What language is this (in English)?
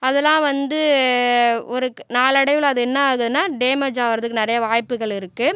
Tamil